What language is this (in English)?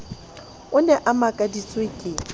Southern Sotho